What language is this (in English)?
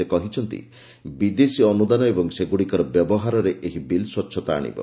Odia